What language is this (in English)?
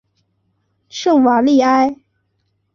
Chinese